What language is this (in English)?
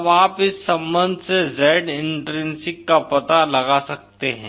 Hindi